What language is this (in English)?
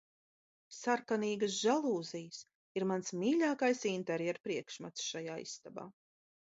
Latvian